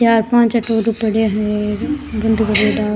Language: Rajasthani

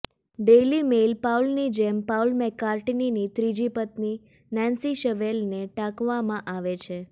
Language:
Gujarati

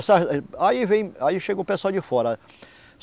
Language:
Portuguese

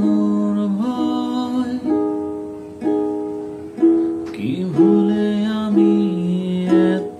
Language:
Arabic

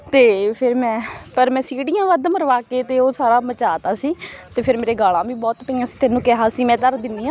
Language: Punjabi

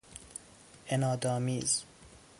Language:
Persian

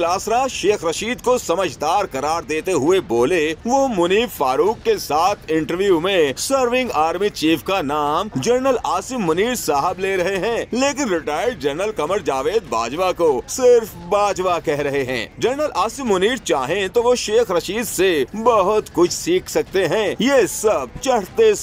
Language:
Hindi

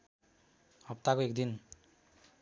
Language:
Nepali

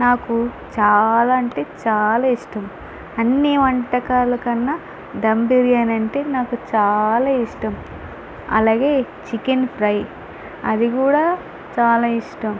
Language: Telugu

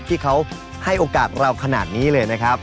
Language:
Thai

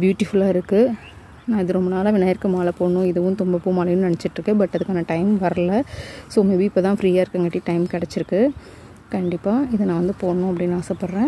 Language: Swedish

